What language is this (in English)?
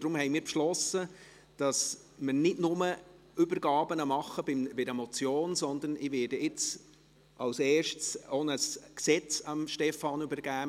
Swiss German